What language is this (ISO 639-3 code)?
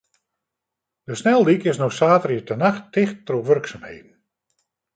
fry